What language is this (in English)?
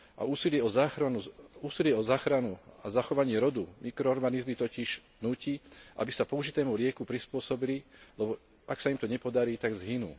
Slovak